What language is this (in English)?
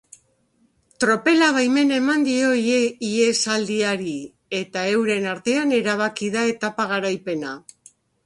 Basque